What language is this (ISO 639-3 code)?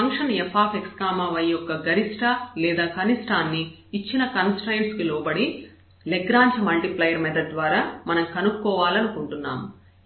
tel